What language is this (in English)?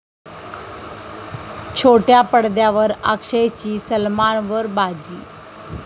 Marathi